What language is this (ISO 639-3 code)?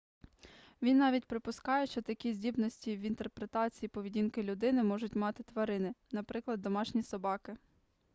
ukr